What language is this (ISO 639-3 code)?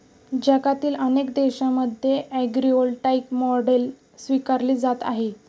mar